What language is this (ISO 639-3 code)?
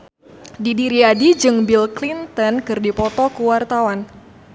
sun